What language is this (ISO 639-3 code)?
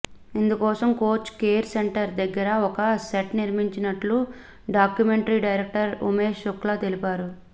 tel